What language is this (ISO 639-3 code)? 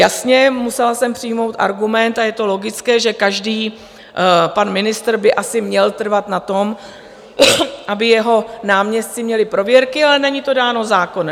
ces